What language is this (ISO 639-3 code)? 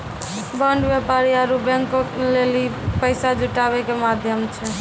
mai